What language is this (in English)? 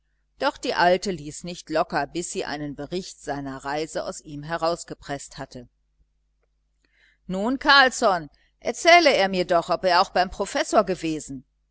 German